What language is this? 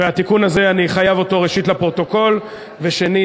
Hebrew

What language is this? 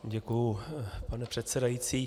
Czech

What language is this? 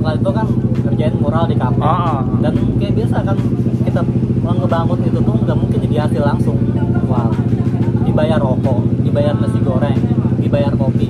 Indonesian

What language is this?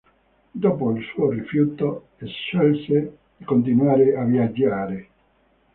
Italian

